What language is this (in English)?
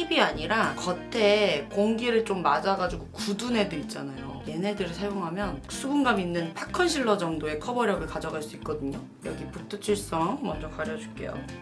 Korean